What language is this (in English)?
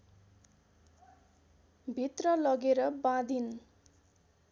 Nepali